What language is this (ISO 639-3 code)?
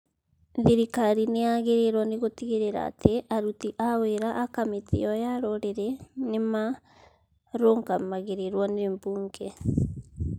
kik